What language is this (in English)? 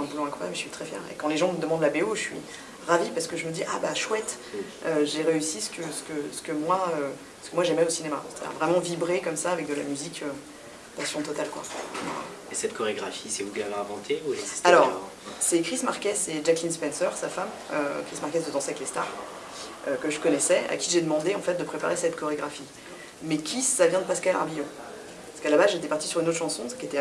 French